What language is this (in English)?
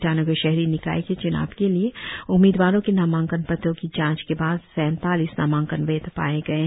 Hindi